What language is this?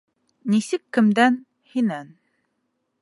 Bashkir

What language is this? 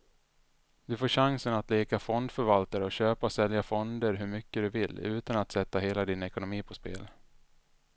Swedish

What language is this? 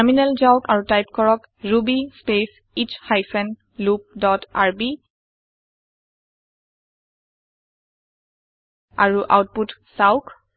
Assamese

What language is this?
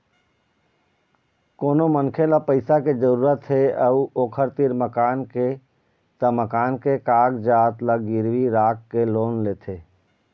Chhattisgarhi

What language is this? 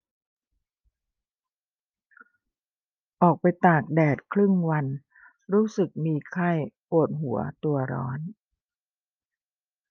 Thai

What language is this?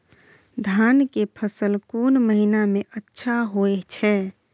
Maithili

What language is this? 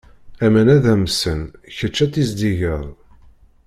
Kabyle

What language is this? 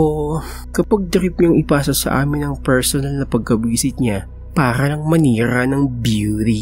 Filipino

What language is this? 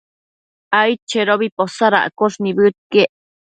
Matsés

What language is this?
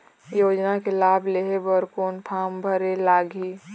Chhattisgarhi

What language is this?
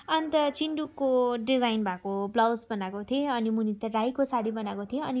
Nepali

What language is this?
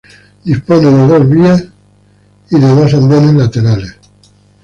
Spanish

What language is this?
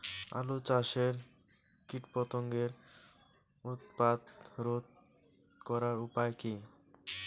Bangla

